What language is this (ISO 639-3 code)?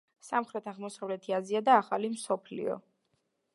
kat